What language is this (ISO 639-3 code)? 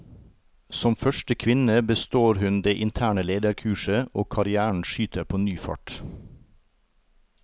nor